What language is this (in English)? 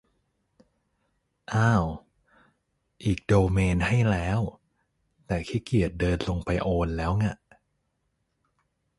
Thai